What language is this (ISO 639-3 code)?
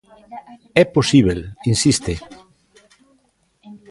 glg